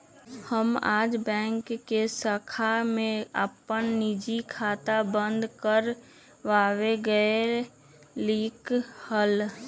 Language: Magahi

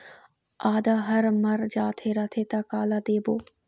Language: Chhattisgarhi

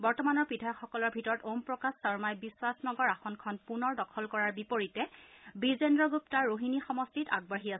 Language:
Assamese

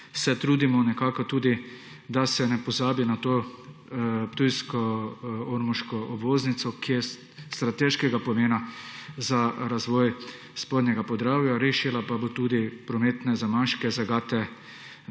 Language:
Slovenian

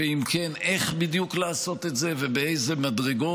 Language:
Hebrew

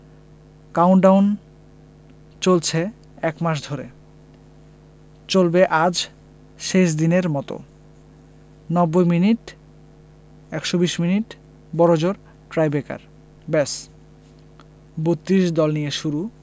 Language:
Bangla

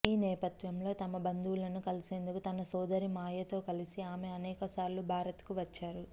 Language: Telugu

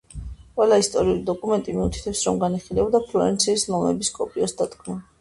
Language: Georgian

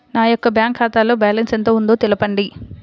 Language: Telugu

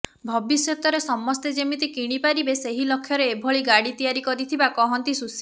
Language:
Odia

